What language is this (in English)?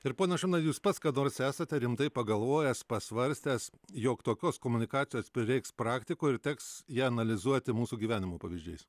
Lithuanian